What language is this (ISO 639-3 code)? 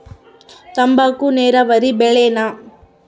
kan